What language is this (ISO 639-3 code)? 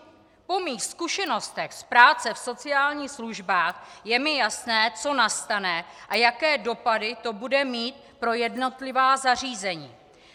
ces